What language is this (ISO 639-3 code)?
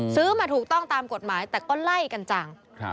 tha